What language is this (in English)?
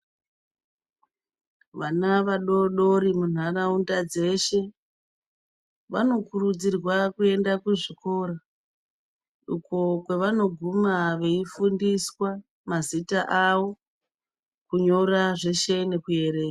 Ndau